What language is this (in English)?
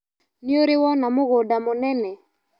Kikuyu